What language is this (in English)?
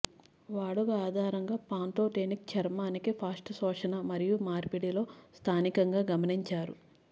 Telugu